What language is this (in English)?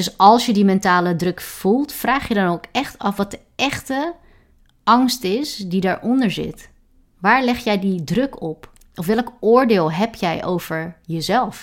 Dutch